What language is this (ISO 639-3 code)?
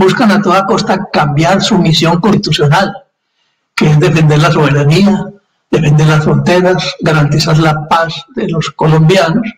spa